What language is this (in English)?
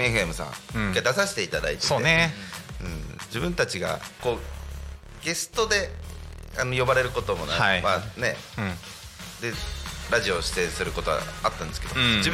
Japanese